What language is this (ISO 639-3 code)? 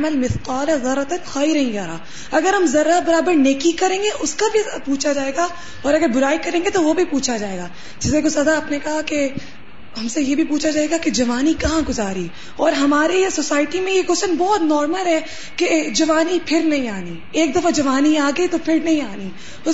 urd